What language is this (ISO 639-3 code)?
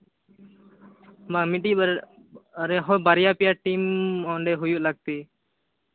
sat